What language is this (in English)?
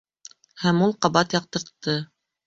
Bashkir